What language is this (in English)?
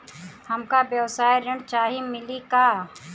Bhojpuri